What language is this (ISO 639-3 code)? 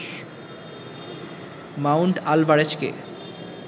ben